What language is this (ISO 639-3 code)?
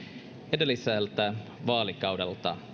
fin